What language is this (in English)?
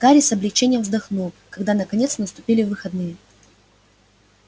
Russian